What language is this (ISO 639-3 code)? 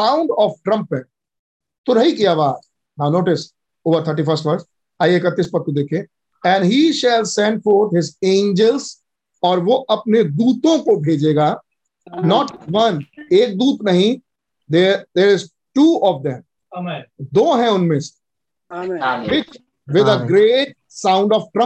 hin